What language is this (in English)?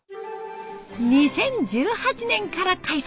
Japanese